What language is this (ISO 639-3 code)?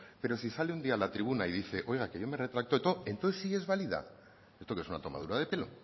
spa